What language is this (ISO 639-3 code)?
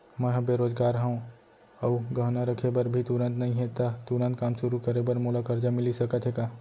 hne